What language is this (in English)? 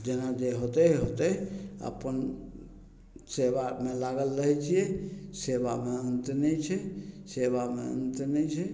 Maithili